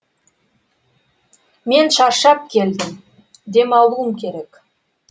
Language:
Kazakh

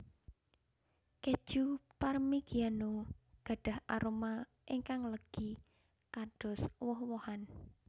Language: Javanese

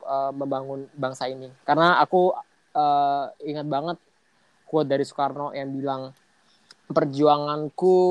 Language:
Indonesian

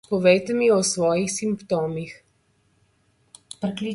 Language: Slovenian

